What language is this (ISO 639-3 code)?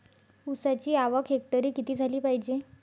mar